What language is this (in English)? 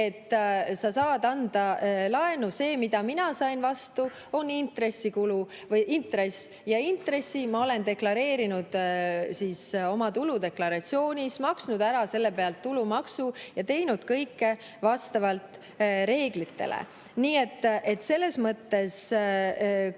Estonian